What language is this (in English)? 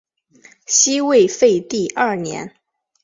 Chinese